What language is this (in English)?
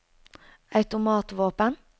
Norwegian